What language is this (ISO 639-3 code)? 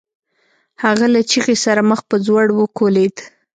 pus